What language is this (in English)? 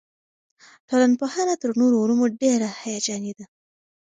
Pashto